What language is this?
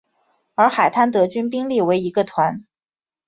Chinese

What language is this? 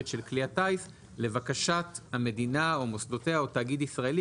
Hebrew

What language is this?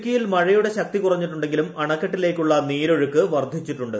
Malayalam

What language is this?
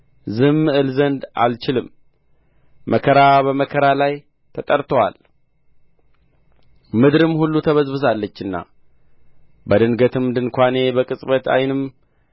Amharic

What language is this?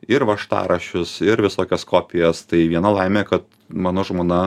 Lithuanian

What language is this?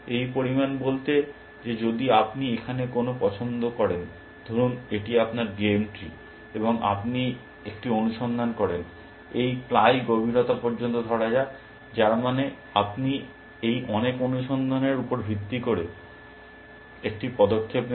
Bangla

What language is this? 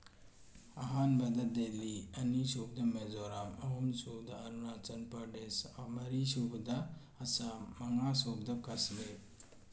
Manipuri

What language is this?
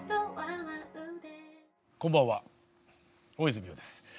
Japanese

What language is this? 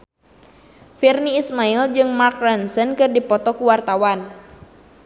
Sundanese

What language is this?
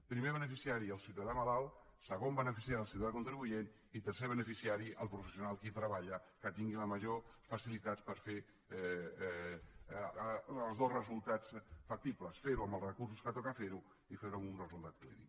Catalan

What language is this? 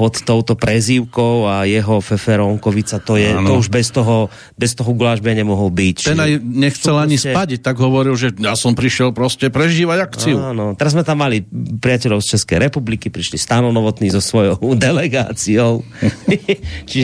Slovak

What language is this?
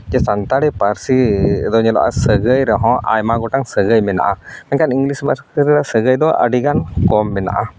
Santali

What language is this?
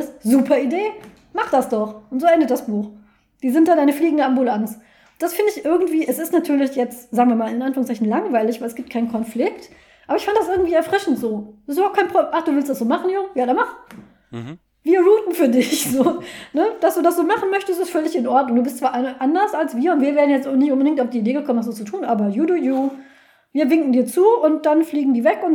German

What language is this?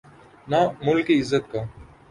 Urdu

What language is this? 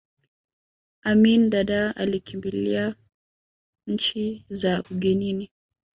Swahili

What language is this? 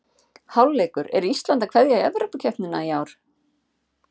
Icelandic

